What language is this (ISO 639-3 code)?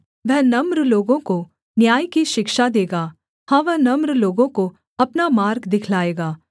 hin